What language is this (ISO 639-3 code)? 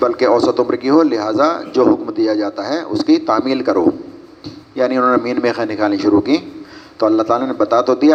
urd